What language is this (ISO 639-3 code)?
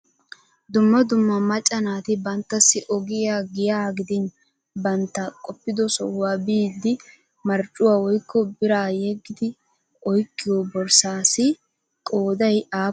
wal